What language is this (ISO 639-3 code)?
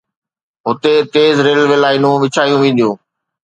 snd